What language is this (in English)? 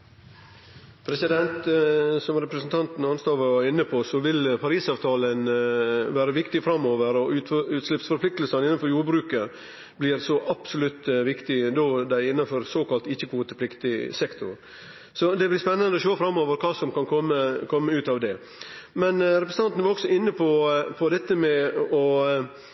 Norwegian